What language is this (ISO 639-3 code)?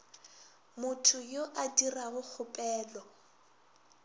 nso